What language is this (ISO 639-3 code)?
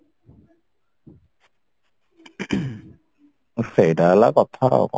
ori